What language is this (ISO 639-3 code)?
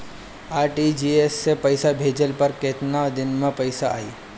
bho